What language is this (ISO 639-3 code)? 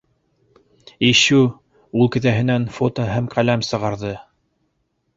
bak